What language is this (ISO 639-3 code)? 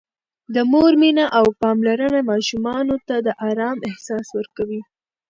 pus